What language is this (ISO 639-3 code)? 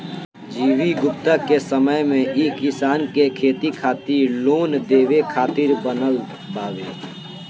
bho